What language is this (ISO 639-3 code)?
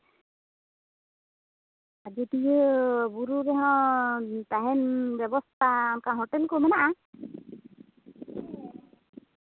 sat